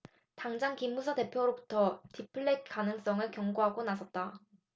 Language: Korean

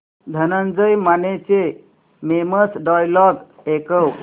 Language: Marathi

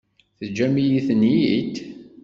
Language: Kabyle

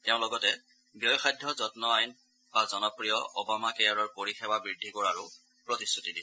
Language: Assamese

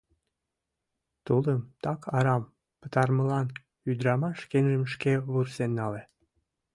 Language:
Mari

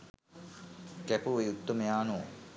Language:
Sinhala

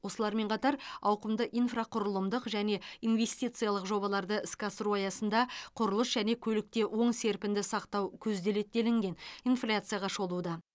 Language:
Kazakh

